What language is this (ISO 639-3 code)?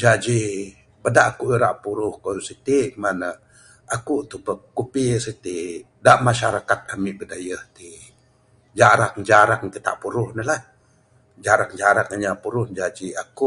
sdo